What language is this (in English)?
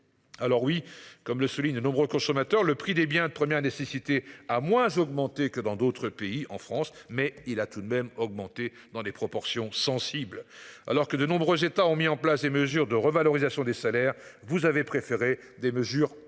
French